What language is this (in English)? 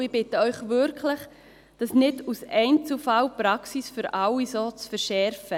Swiss German